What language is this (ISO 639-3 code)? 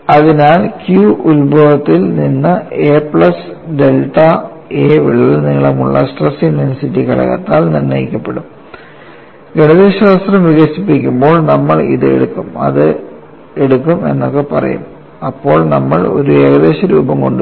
mal